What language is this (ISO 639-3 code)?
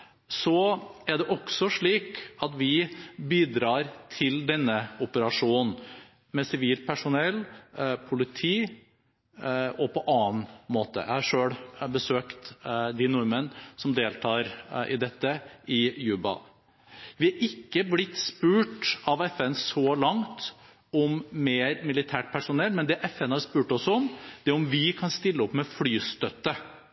nob